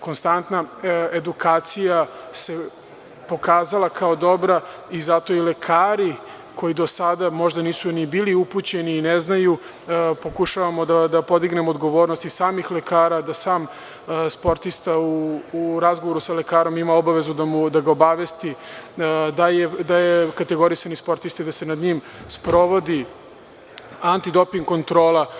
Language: Serbian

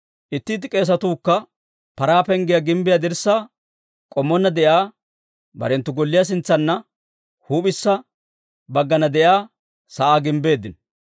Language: Dawro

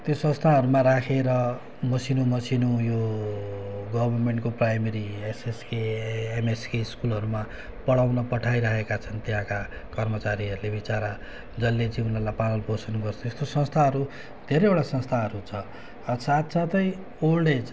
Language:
Nepali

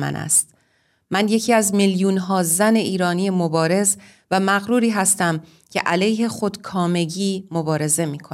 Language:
Persian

